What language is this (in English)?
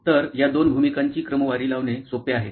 Marathi